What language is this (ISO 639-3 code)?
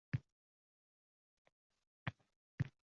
uzb